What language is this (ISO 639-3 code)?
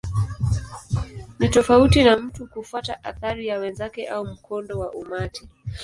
swa